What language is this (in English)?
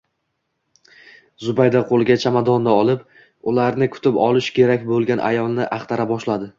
Uzbek